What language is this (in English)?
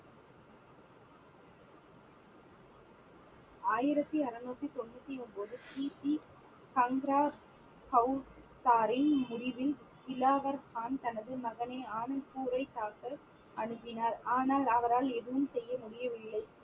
Tamil